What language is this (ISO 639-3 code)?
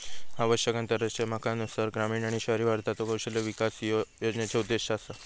mar